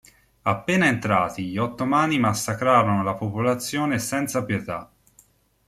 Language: Italian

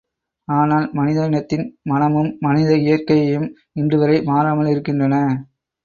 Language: Tamil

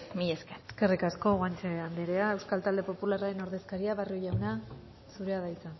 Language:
Basque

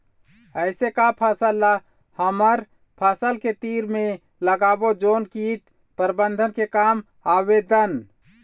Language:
Chhattisgarhi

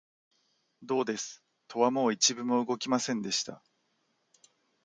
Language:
Japanese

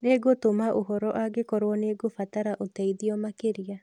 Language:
Kikuyu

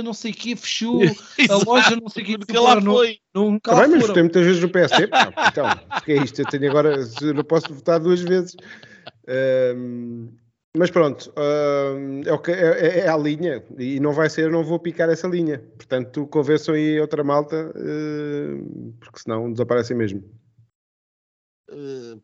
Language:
Portuguese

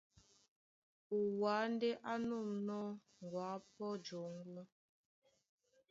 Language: Duala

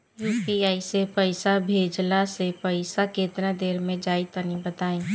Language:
Bhojpuri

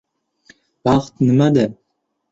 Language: Uzbek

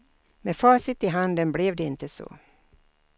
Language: Swedish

